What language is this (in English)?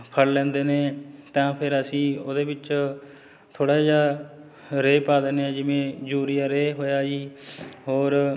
Punjabi